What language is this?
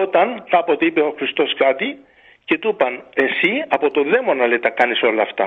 Greek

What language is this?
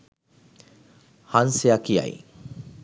Sinhala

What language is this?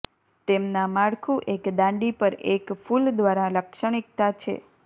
Gujarati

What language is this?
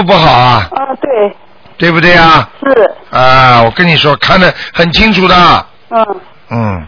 Chinese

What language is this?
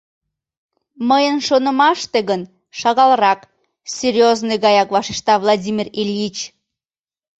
Mari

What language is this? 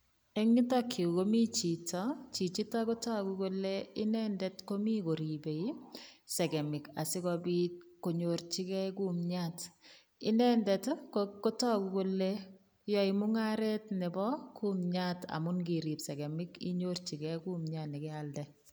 Kalenjin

